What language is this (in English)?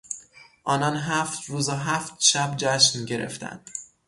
Persian